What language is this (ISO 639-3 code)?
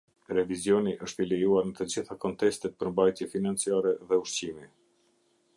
sqi